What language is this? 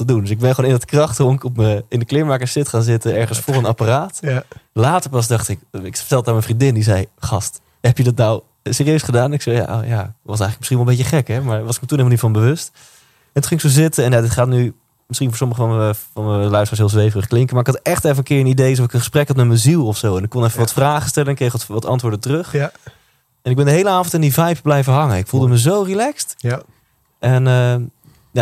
Dutch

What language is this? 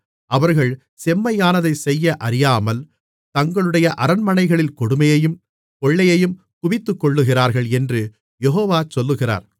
Tamil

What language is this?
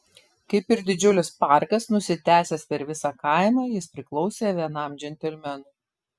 Lithuanian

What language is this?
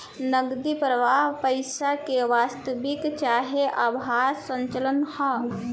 Bhojpuri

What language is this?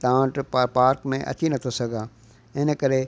Sindhi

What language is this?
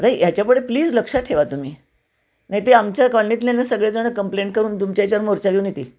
Marathi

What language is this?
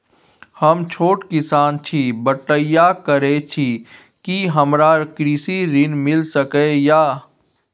Maithili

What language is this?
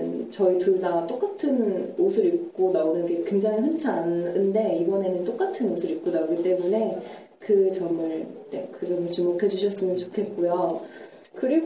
Korean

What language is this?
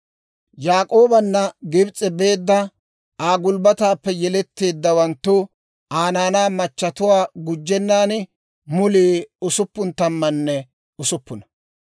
Dawro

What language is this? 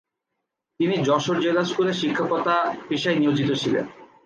Bangla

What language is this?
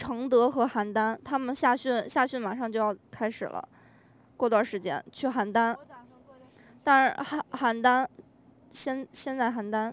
Chinese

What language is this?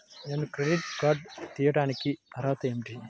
Telugu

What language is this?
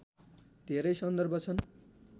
Nepali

